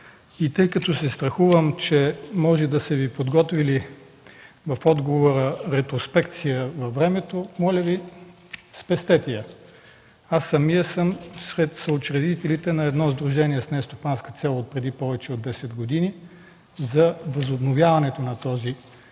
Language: Bulgarian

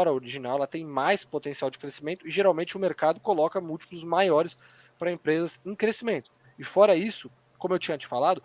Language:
Portuguese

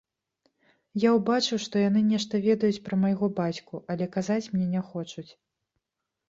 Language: Belarusian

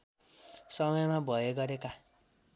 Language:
Nepali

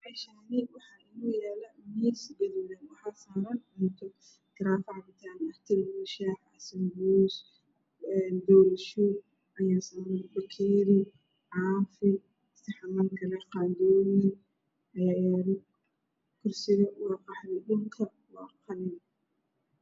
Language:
Somali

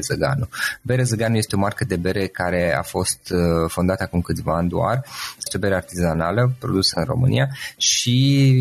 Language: Romanian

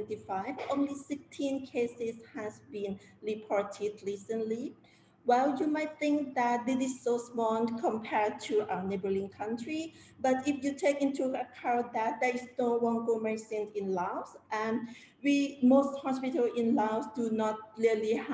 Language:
English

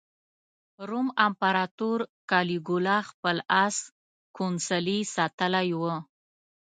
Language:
Pashto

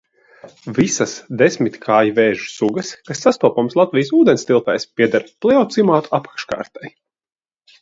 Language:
Latvian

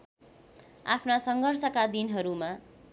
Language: Nepali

